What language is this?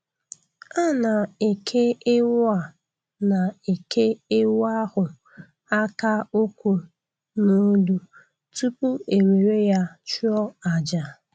Igbo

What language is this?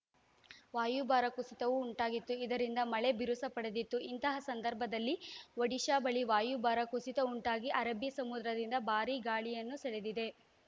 Kannada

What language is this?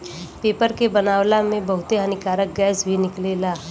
Bhojpuri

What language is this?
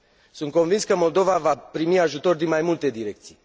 Romanian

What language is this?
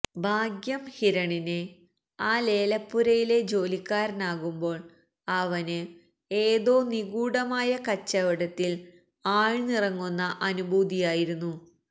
Malayalam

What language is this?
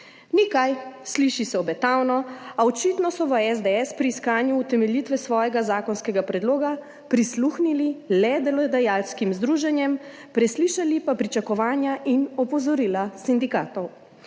Slovenian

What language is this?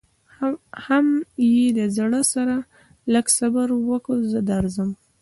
Pashto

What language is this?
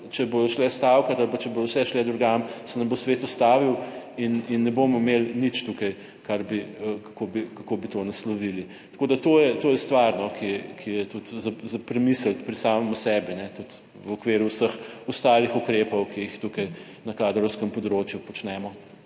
Slovenian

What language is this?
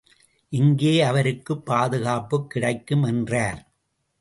Tamil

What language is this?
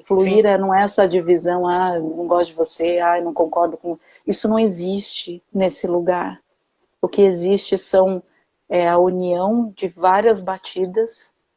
Portuguese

